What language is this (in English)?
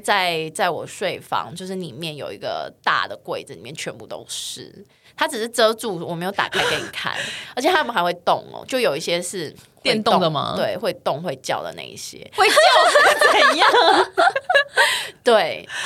Chinese